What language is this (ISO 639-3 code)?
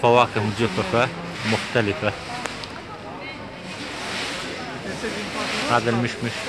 ara